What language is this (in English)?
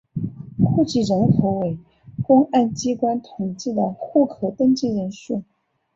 Chinese